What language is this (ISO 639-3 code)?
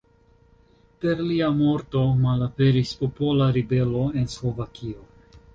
epo